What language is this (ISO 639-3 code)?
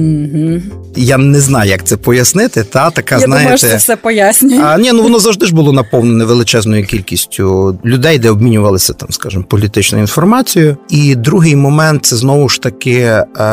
ukr